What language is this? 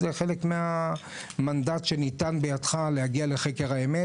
Hebrew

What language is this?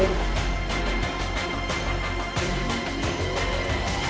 Indonesian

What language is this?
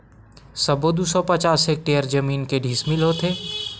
Chhattisgarhi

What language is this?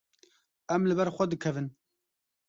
Kurdish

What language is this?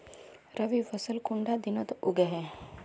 Magahi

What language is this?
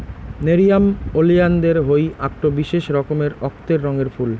Bangla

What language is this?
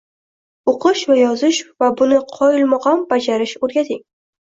Uzbek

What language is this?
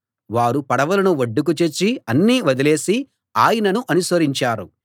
Telugu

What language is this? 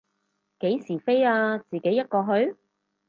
Cantonese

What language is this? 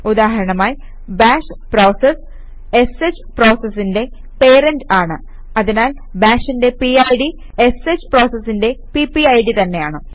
Malayalam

